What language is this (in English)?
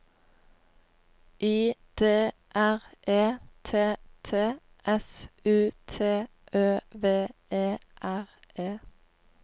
Norwegian